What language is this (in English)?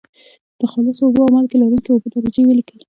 Pashto